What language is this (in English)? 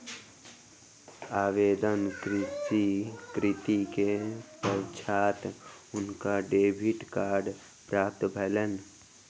Maithili